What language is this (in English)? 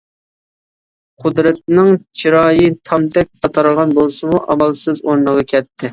Uyghur